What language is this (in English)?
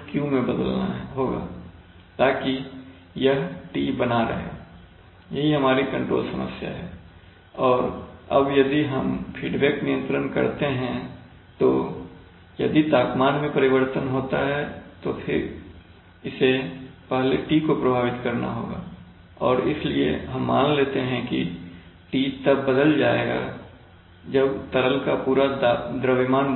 Hindi